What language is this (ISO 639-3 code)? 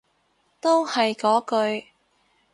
yue